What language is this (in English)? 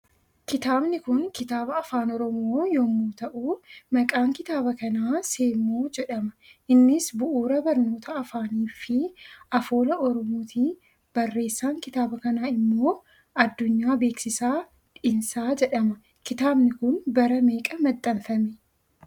Oromo